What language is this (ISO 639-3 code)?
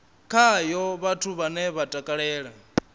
ven